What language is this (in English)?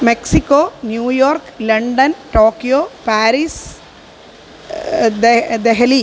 Sanskrit